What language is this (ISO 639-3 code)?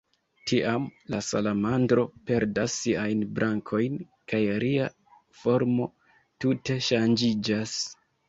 epo